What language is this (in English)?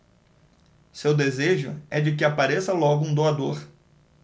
Portuguese